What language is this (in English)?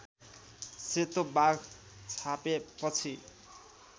Nepali